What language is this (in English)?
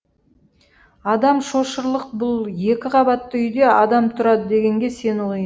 Kazakh